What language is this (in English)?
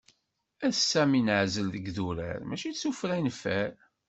Kabyle